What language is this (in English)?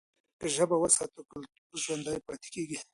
Pashto